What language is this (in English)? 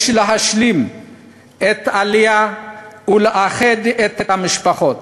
Hebrew